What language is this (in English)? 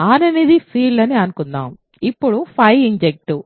Telugu